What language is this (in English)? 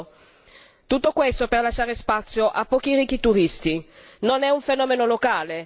Italian